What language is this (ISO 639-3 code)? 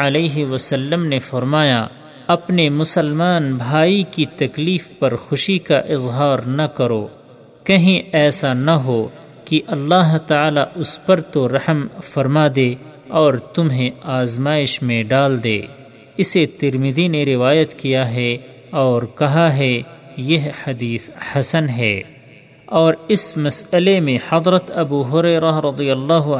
urd